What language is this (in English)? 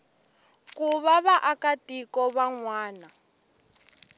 Tsonga